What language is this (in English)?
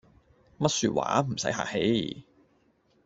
Cantonese